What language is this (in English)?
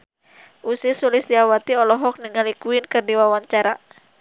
Sundanese